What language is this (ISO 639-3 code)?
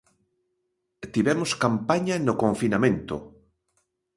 glg